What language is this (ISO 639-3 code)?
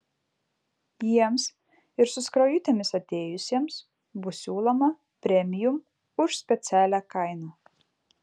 lit